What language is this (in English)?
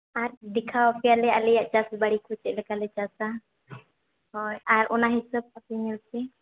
Santali